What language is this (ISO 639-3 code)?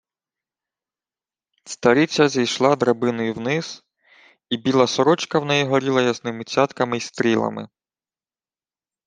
ukr